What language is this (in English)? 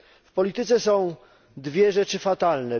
Polish